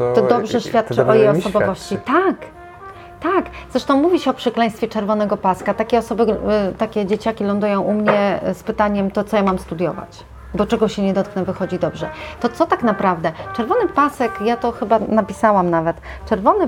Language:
Polish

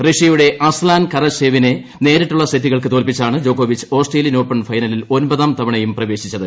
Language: Malayalam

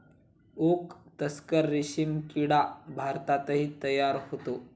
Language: Marathi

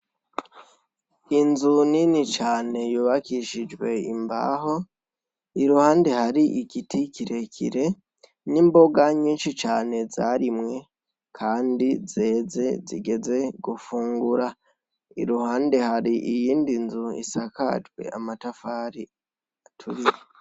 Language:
Rundi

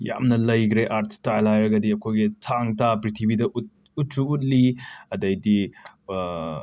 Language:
Manipuri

